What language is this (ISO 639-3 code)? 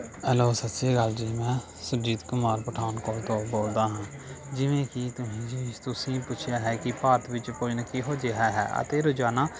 pan